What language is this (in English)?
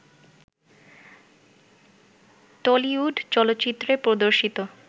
Bangla